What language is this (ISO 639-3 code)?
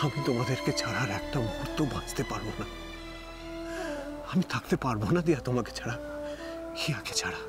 tur